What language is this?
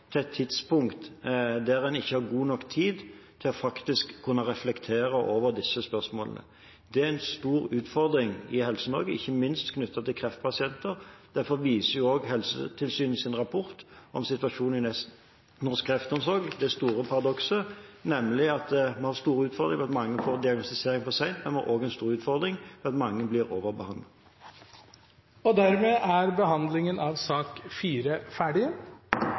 Norwegian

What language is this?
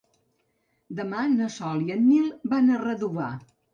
Catalan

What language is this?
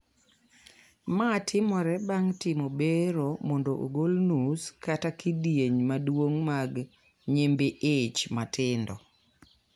Luo (Kenya and Tanzania)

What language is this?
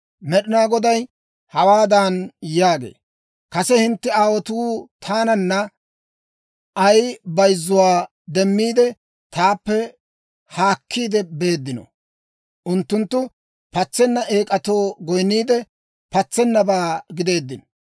Dawro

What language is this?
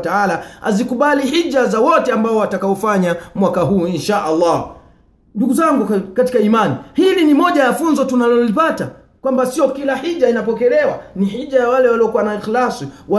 Swahili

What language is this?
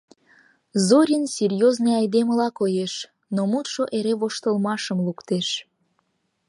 Mari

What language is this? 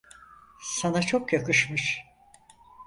Turkish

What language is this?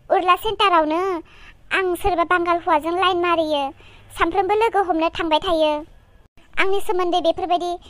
Thai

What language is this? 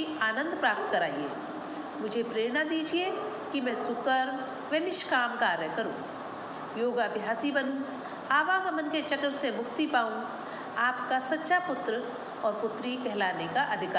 Hindi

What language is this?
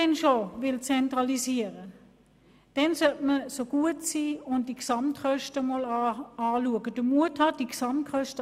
Swiss German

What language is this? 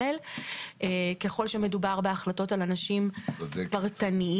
Hebrew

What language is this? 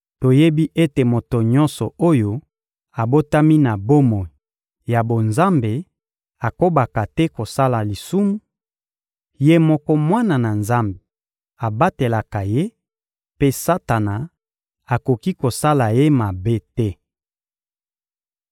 Lingala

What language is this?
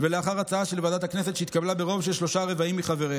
Hebrew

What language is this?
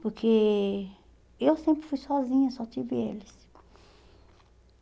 Portuguese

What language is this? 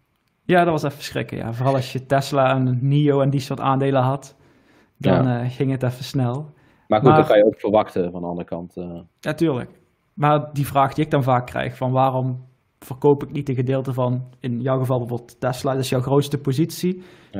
Dutch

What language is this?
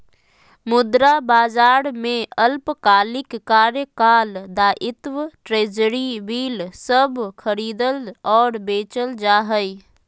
Magahi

